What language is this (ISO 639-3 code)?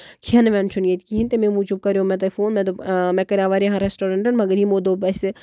kas